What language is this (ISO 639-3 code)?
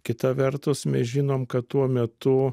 lit